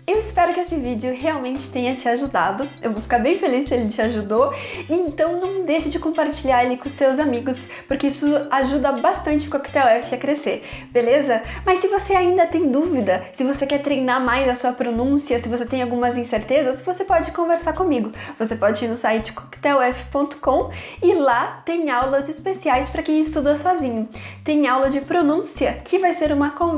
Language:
Portuguese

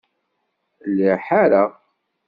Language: Kabyle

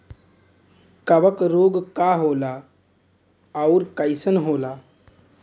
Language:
Bhojpuri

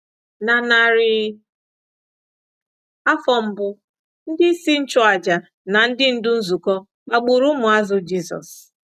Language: Igbo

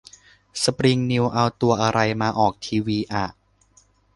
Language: Thai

